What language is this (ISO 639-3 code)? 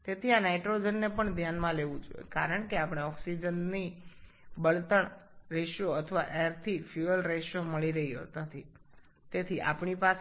ben